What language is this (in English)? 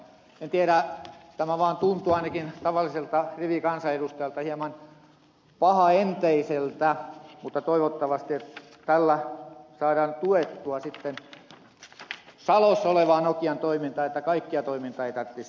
Finnish